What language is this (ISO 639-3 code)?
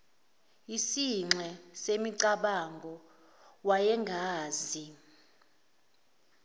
zul